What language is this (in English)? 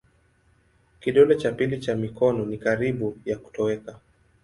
Swahili